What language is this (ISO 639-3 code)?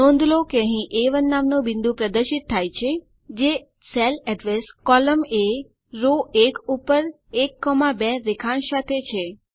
guj